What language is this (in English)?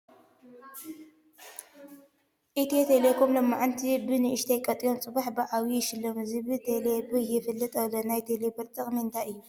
Tigrinya